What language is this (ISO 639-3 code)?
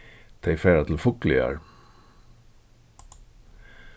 fao